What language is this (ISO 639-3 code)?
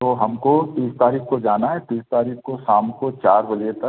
hin